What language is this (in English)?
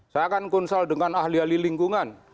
Indonesian